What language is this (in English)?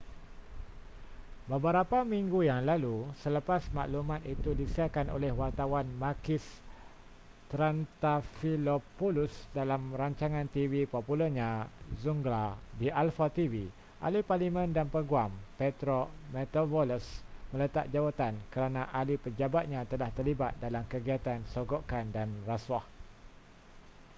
Malay